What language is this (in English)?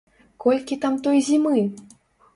Belarusian